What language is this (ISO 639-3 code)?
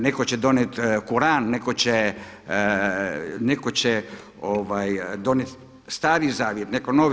hrv